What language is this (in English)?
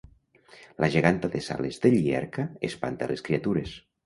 Catalan